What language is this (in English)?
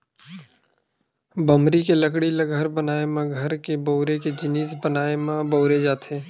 Chhattisgarhi